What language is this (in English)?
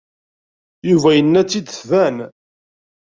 Kabyle